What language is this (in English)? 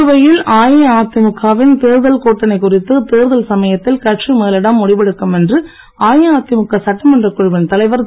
Tamil